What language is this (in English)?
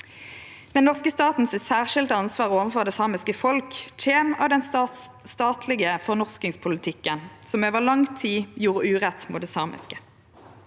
Norwegian